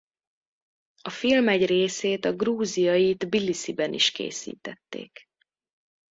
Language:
Hungarian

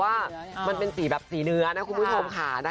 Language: Thai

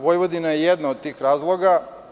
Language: Serbian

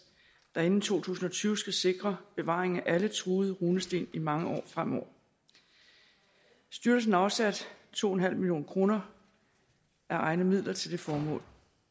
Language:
Danish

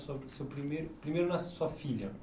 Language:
Portuguese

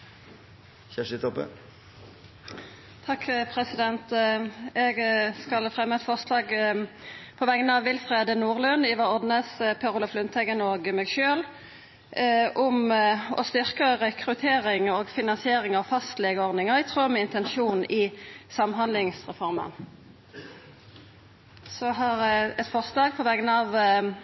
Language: Norwegian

